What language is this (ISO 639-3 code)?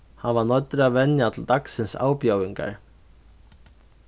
fao